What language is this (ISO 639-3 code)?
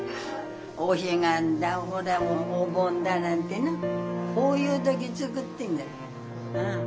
jpn